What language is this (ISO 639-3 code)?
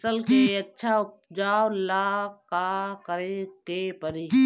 bho